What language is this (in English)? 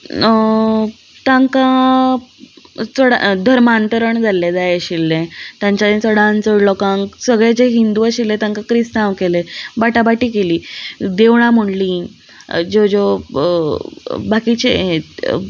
Konkani